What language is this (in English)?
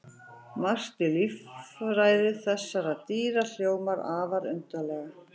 Icelandic